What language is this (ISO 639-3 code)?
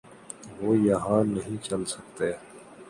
urd